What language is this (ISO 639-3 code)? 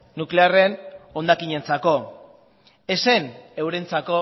eus